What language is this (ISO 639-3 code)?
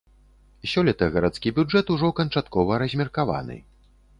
bel